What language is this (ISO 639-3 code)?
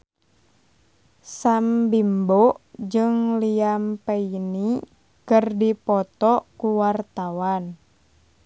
sun